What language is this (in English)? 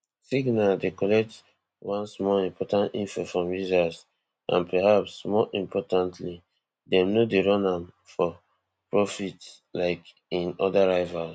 Nigerian Pidgin